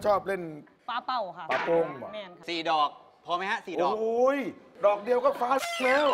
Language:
Thai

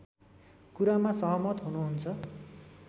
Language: Nepali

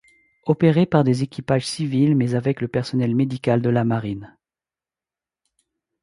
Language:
French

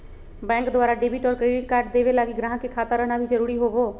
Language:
Magahi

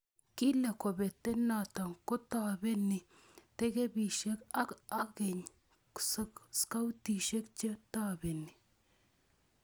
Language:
Kalenjin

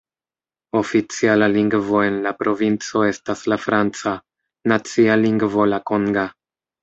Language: Esperanto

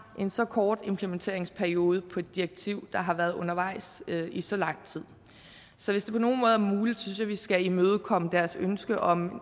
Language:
Danish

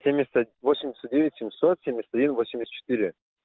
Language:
Russian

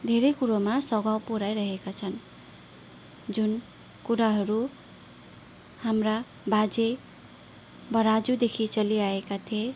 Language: Nepali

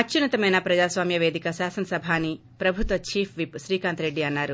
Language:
Telugu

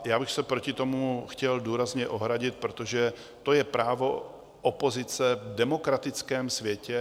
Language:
Czech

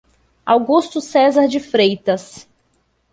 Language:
Portuguese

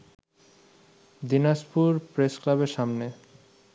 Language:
Bangla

